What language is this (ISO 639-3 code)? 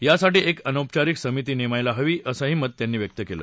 mar